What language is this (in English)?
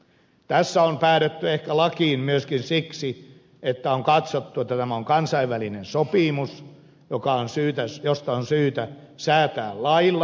Finnish